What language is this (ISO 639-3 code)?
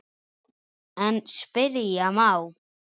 isl